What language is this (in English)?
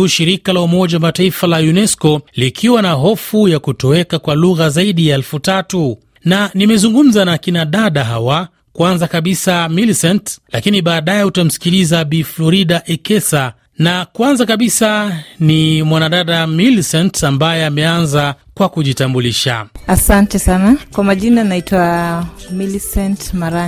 Swahili